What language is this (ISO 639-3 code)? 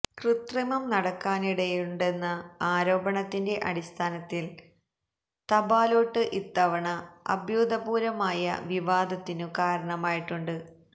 mal